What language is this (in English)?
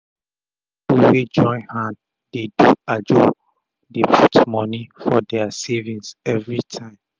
Nigerian Pidgin